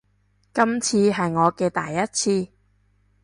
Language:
Cantonese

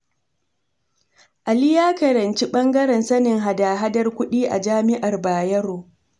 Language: Hausa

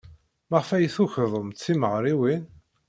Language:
Kabyle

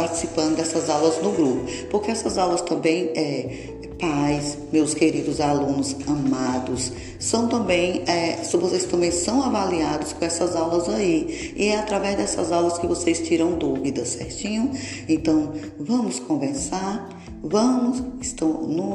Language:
Portuguese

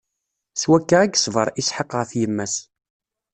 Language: Kabyle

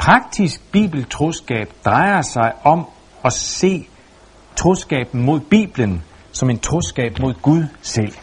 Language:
Danish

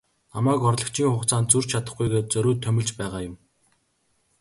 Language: Mongolian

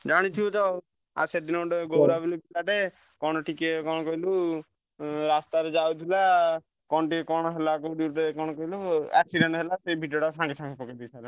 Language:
Odia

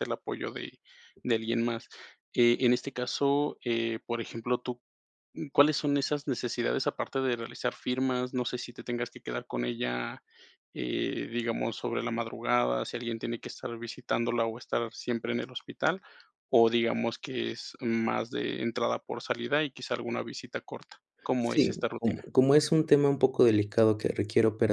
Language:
Spanish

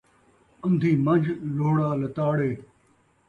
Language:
Saraiki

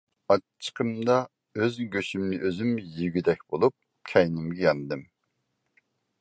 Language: Uyghur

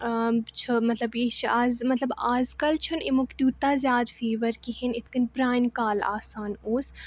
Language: Kashmiri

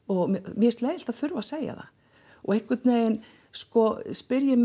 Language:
Icelandic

